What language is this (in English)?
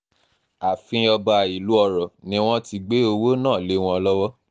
Yoruba